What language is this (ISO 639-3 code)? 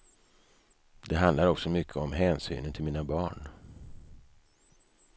swe